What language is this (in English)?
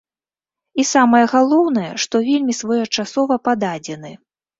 Belarusian